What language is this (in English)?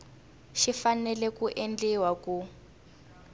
Tsonga